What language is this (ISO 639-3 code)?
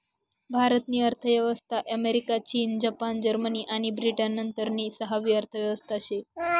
mar